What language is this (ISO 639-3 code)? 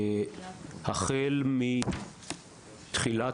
heb